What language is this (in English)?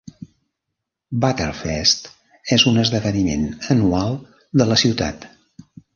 Catalan